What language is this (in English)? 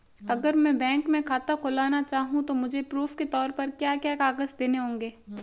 Hindi